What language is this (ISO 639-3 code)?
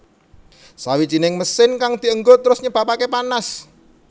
jav